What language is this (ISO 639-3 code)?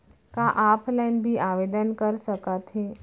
hne